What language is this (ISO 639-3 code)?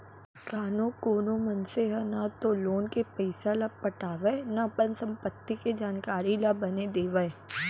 hne